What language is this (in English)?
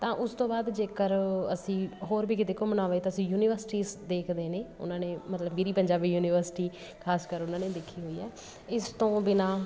Punjabi